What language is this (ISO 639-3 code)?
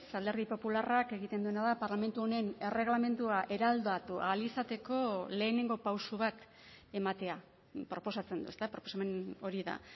eus